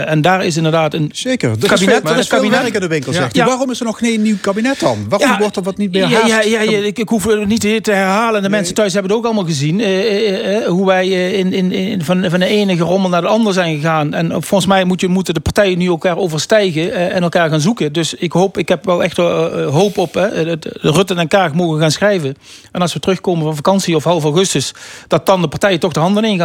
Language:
Dutch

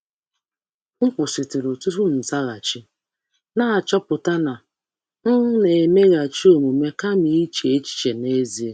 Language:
Igbo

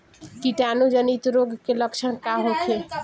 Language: Bhojpuri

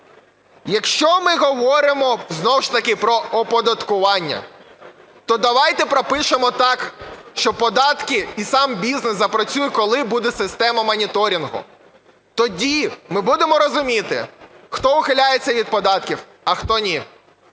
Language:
Ukrainian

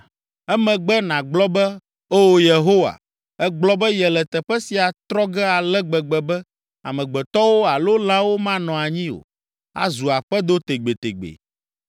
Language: Ewe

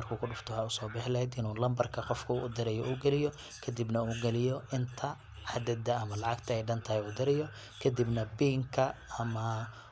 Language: Somali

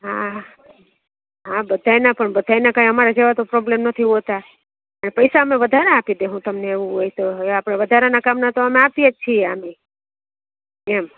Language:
Gujarati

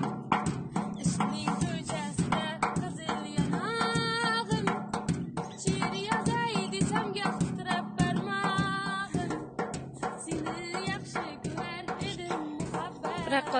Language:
Turkish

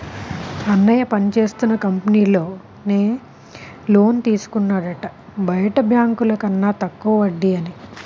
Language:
Telugu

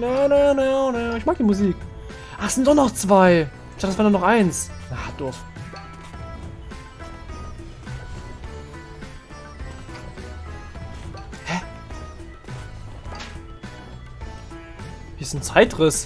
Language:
German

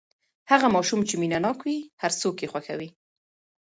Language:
Pashto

